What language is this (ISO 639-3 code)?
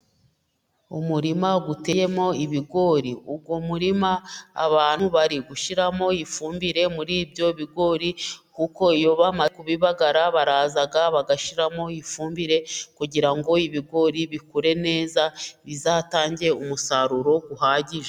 kin